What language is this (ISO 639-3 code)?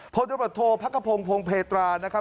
tha